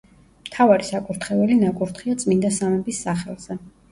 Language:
Georgian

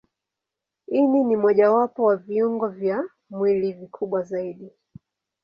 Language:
Swahili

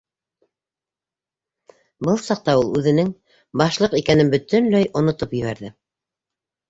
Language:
Bashkir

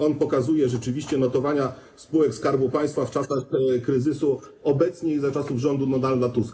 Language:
Polish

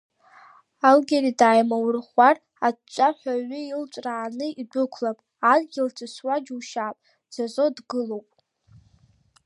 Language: Abkhazian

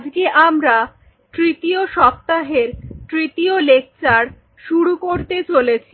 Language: Bangla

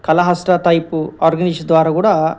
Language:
Telugu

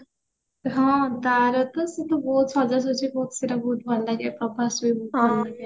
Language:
Odia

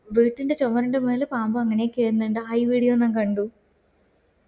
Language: Malayalam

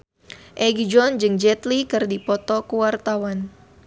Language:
Sundanese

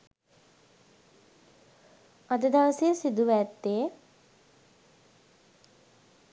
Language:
Sinhala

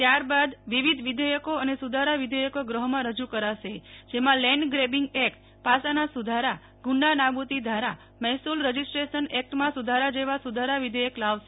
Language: Gujarati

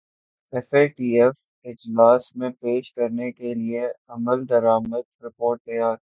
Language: Urdu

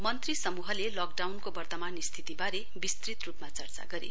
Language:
Nepali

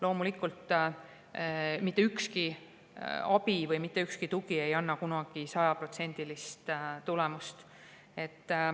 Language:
Estonian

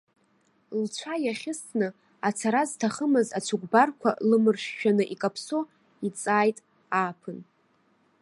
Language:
Abkhazian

